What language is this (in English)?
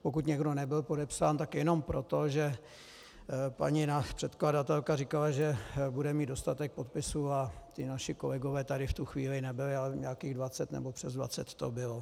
Czech